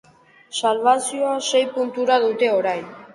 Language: Basque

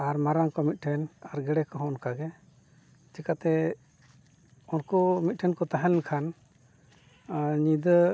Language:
Santali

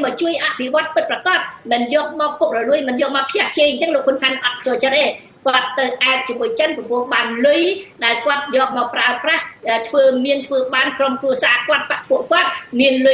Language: Thai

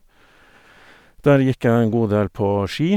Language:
Norwegian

